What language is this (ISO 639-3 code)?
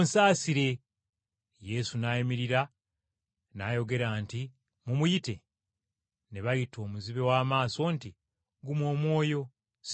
lug